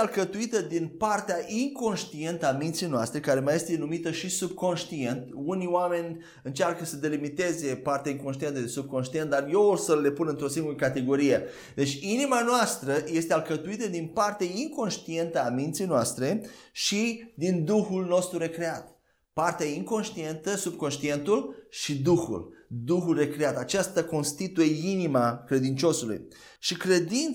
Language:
Romanian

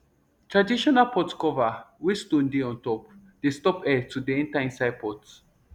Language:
Nigerian Pidgin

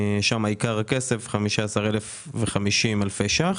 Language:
Hebrew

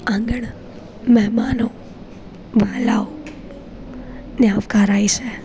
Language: Gujarati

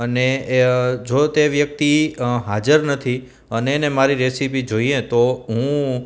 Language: Gujarati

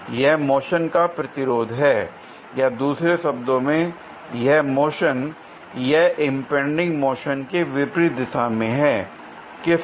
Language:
Hindi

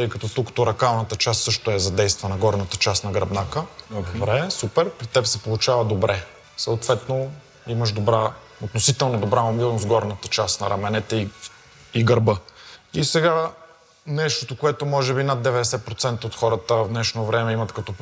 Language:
Bulgarian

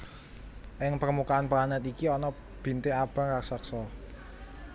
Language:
Javanese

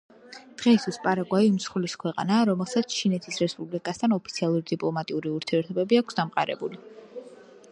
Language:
Georgian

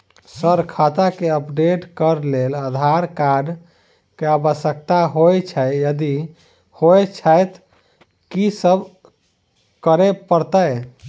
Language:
Maithili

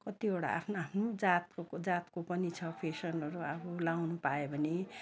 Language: Nepali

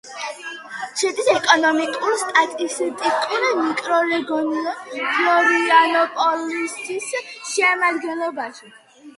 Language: Georgian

